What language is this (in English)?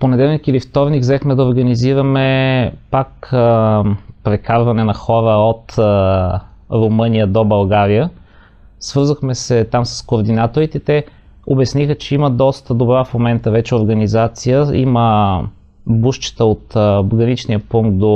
Bulgarian